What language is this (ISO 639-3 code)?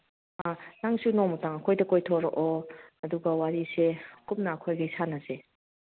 mni